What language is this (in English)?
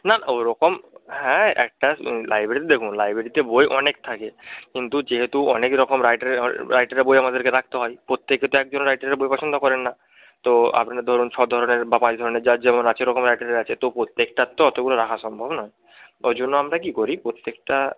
Bangla